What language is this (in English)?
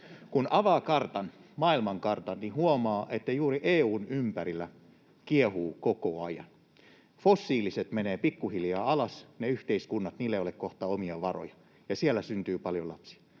Finnish